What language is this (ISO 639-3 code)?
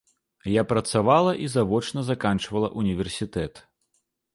bel